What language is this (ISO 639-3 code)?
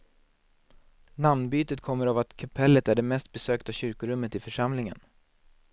swe